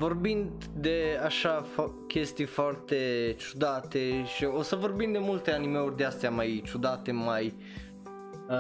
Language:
Romanian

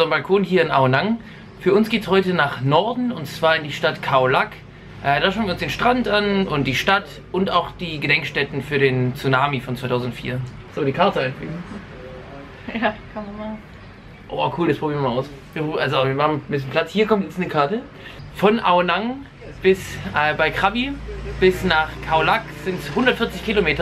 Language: German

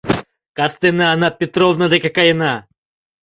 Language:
Mari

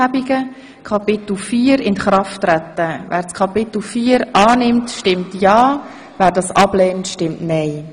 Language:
Swiss German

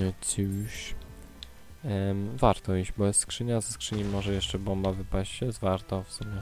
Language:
Polish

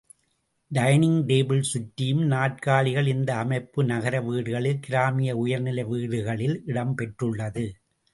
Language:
Tamil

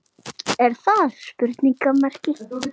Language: Icelandic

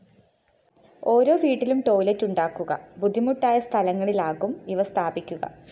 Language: Malayalam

